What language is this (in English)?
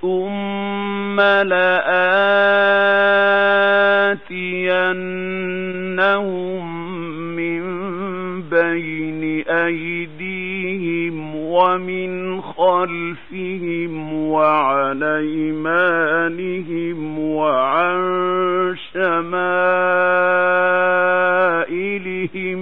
Arabic